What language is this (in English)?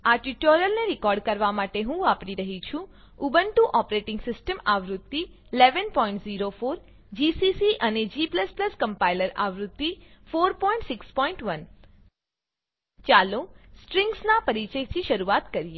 Gujarati